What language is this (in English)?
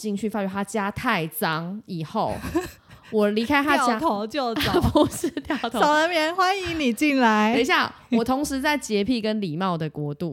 Chinese